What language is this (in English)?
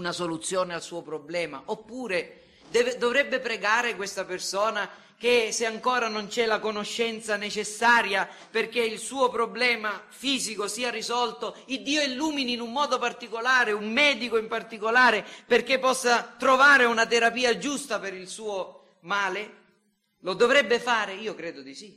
Italian